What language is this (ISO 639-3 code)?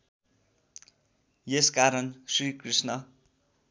nep